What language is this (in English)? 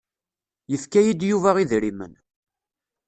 Kabyle